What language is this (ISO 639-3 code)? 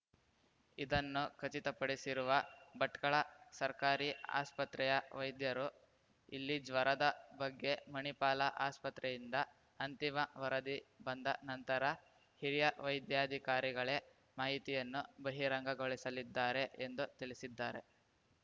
kan